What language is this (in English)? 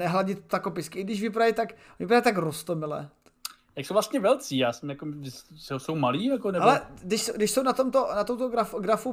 Czech